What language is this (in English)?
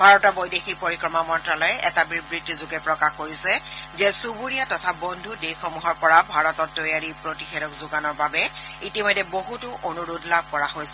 Assamese